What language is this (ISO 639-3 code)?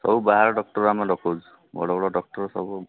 ori